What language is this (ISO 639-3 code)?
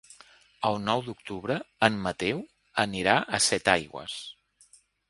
cat